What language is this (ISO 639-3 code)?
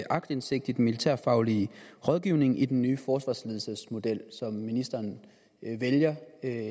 dan